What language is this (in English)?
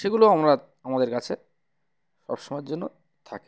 Bangla